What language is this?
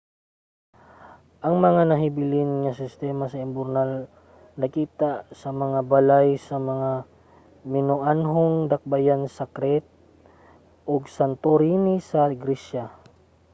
Cebuano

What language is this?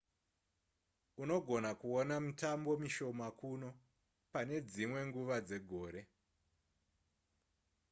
Shona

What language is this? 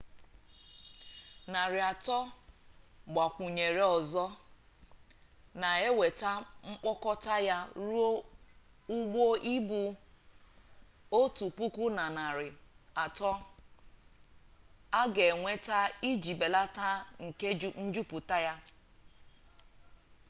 Igbo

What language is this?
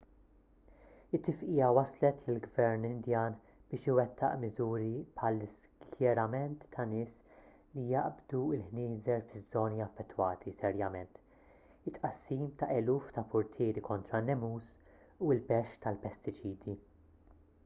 Maltese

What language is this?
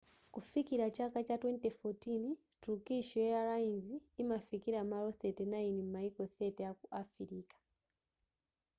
Nyanja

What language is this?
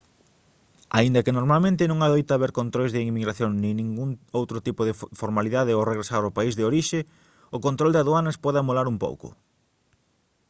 Galician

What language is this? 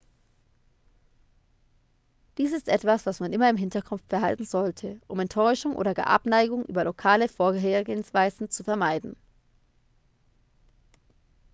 German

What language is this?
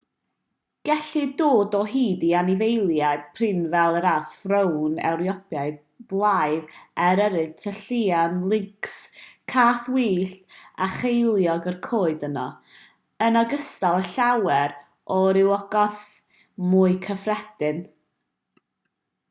Welsh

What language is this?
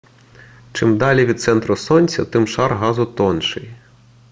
Ukrainian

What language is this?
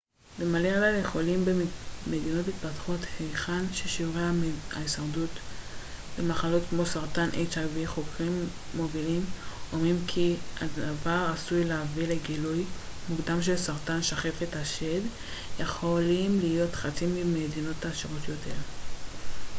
Hebrew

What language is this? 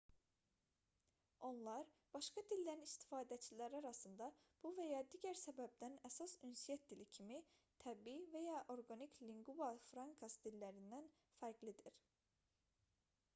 Azerbaijani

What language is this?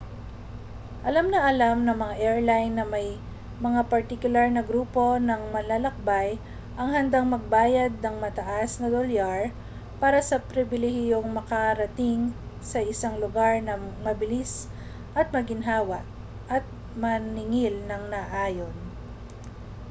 Filipino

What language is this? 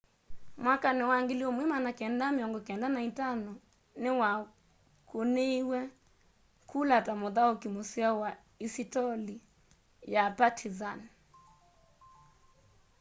Kamba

